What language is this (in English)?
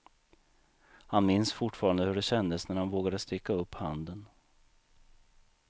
Swedish